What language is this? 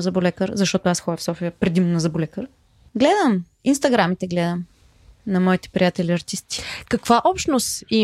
Bulgarian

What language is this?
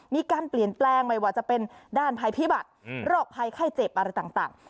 Thai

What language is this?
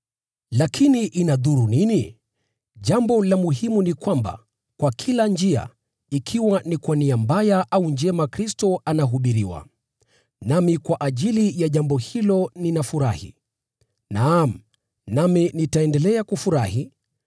Swahili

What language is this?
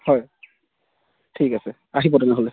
Assamese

